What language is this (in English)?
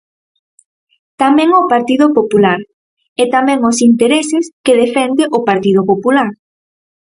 Galician